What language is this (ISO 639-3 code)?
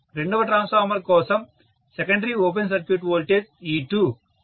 tel